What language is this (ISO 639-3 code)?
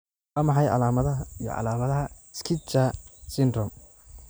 som